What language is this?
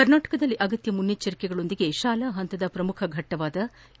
Kannada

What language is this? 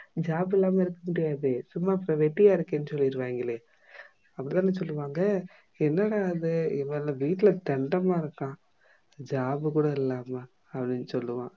Tamil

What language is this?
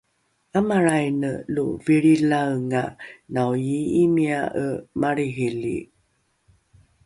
Rukai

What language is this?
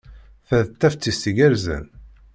Kabyle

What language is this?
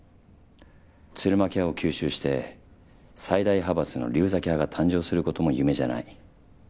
Japanese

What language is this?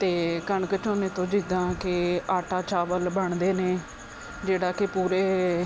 Punjabi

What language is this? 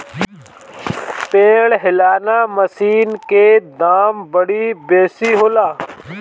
Bhojpuri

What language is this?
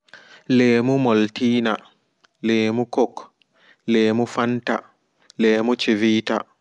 Fula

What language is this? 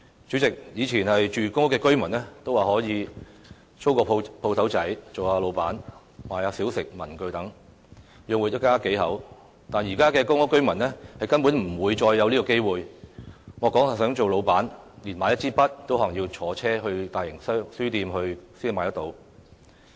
Cantonese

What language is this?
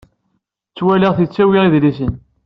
Kabyle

